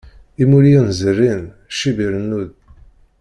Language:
Kabyle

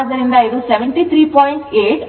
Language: Kannada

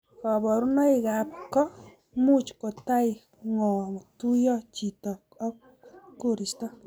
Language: Kalenjin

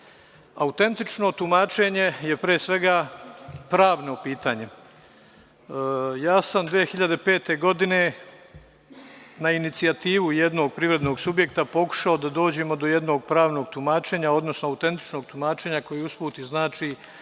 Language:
Serbian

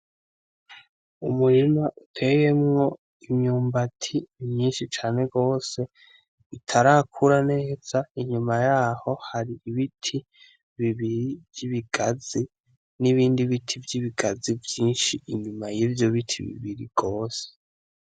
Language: Rundi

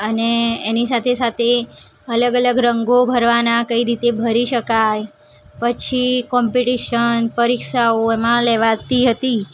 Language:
Gujarati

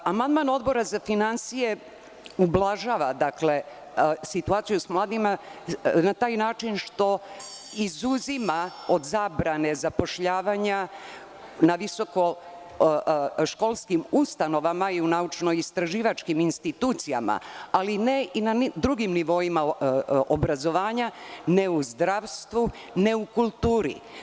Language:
Serbian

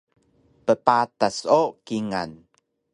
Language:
Taroko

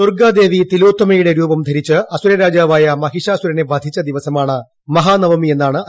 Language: Malayalam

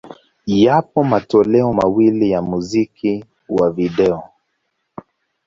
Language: Swahili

